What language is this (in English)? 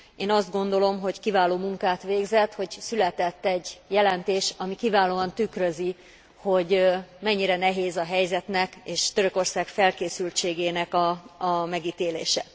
Hungarian